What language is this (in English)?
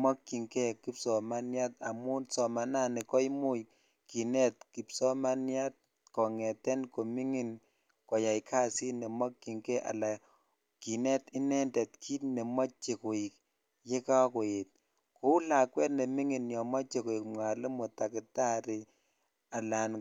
Kalenjin